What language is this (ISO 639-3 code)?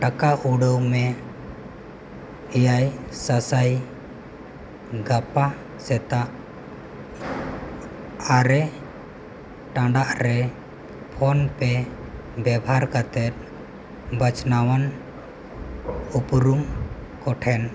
sat